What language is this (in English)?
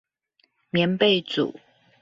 Chinese